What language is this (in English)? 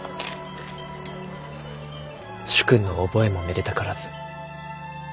Japanese